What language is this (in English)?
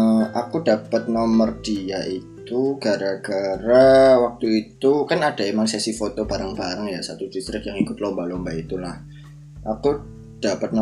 Indonesian